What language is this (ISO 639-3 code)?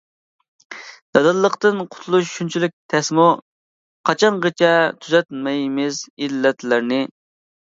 uig